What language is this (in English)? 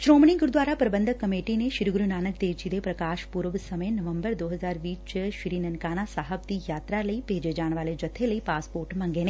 Punjabi